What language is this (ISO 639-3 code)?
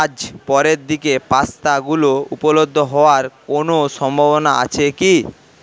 ben